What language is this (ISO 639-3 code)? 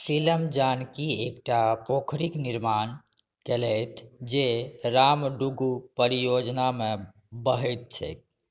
mai